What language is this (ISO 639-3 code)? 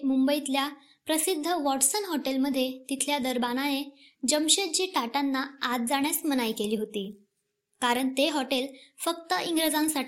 mar